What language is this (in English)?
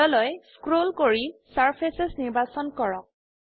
Assamese